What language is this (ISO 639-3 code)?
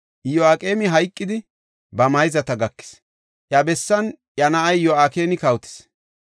gof